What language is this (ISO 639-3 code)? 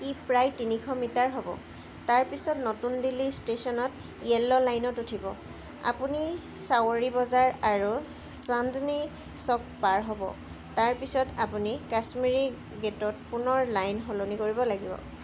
asm